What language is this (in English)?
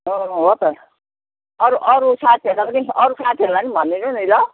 Nepali